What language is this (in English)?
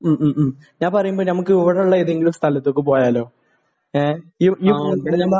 Malayalam